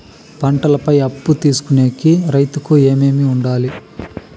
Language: Telugu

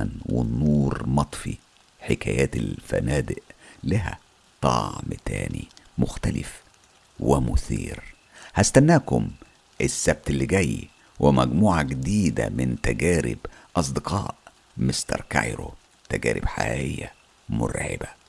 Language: Arabic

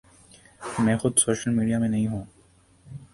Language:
Urdu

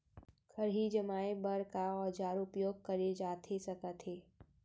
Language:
Chhattisgarhi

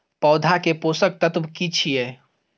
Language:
Maithili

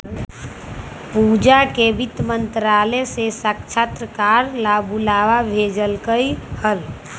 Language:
Magahi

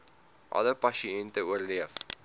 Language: Afrikaans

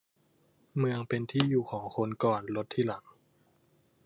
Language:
Thai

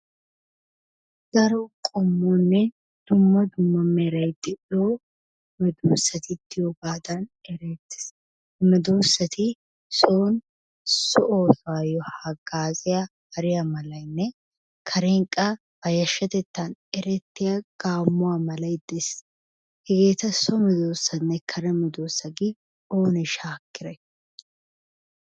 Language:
Wolaytta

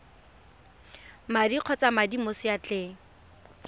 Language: Tswana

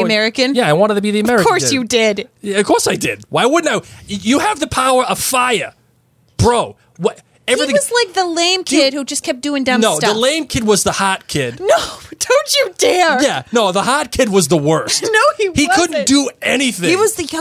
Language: English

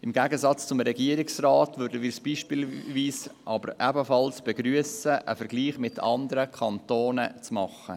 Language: Swiss German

